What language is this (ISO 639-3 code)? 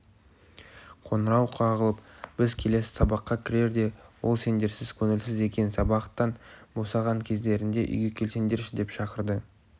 kaz